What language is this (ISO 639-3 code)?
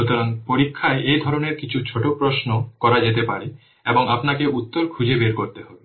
ben